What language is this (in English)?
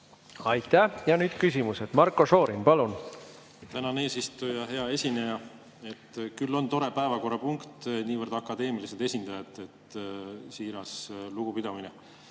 Estonian